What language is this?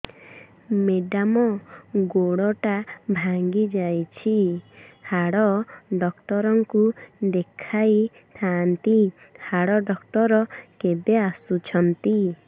Odia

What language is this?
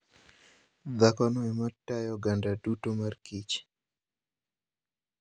Luo (Kenya and Tanzania)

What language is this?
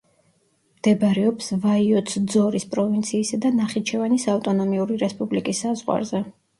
Georgian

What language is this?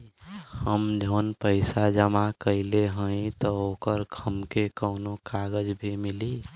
Bhojpuri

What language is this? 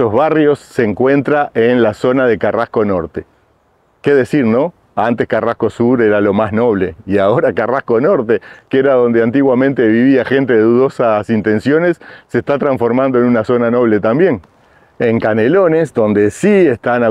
Spanish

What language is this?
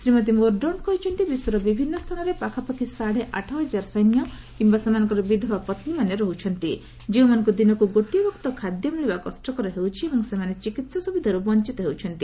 Odia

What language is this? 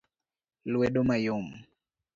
Luo (Kenya and Tanzania)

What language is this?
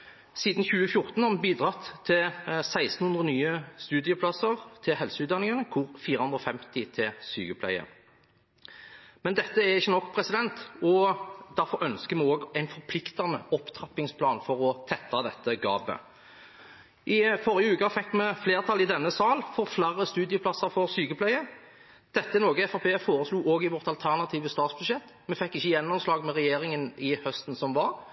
Norwegian Bokmål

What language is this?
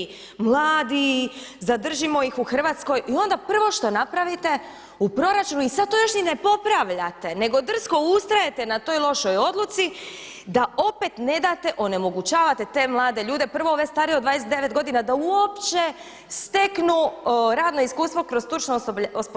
Croatian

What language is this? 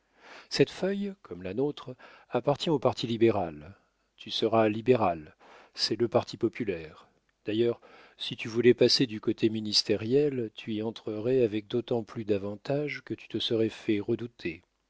French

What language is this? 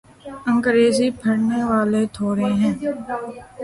Urdu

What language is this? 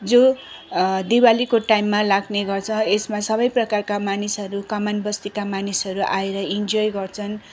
Nepali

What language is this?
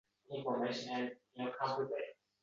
Uzbek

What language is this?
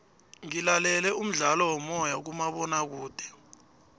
South Ndebele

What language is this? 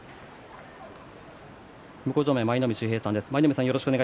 Japanese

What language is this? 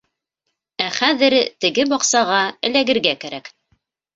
Bashkir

